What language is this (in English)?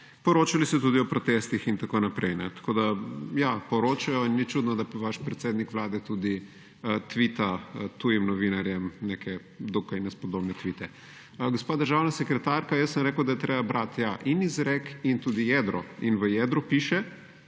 Slovenian